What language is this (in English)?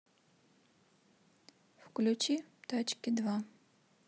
Russian